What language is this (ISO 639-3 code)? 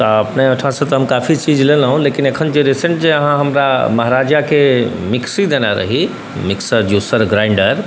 mai